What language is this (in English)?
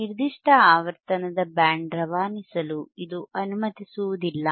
Kannada